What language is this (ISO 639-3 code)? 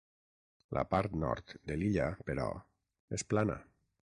cat